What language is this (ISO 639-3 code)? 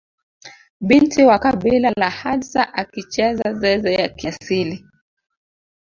swa